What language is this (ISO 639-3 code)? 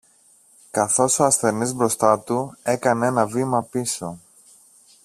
ell